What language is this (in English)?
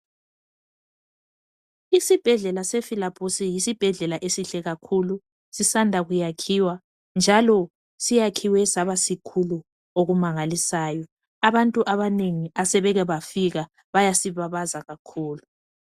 North Ndebele